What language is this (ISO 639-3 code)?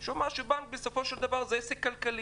heb